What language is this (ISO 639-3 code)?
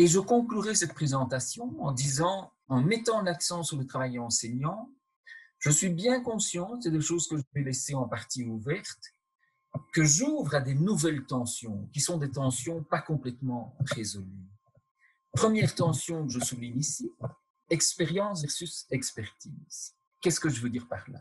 fra